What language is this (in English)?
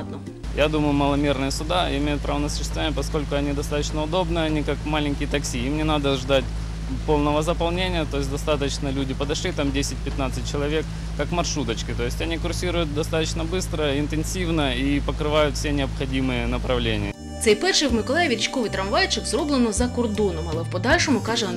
Ukrainian